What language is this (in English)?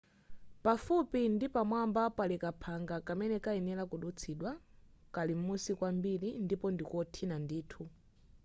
Nyanja